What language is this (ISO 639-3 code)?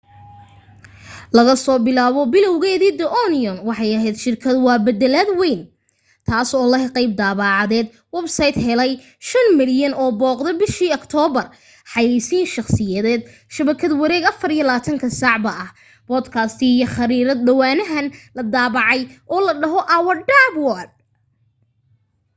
som